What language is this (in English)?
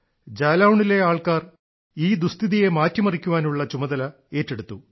Malayalam